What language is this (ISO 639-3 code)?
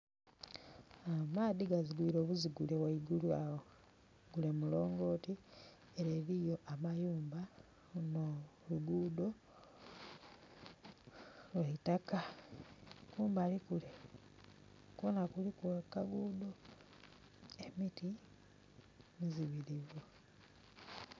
xog